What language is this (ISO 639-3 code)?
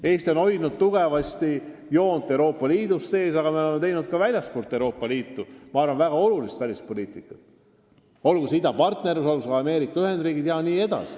est